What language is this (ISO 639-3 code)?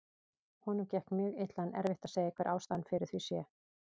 isl